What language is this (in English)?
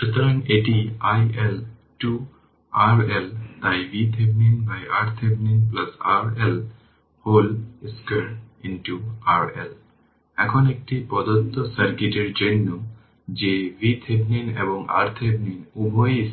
Bangla